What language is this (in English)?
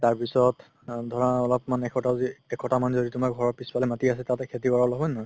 Assamese